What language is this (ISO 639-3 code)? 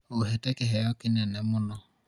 kik